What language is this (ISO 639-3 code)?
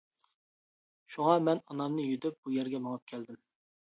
uig